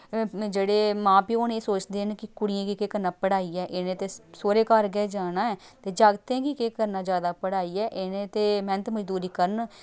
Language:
Dogri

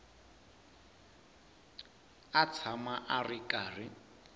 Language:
Tsonga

